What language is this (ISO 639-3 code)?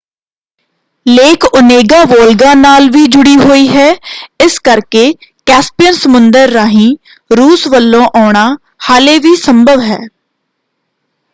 pan